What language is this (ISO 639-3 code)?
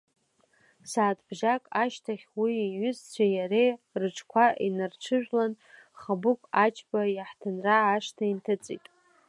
abk